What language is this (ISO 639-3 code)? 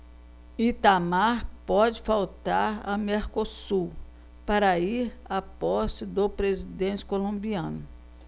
por